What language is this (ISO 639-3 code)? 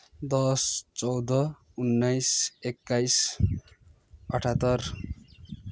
nep